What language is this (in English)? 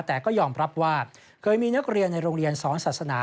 Thai